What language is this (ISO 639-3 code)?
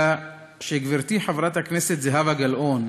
heb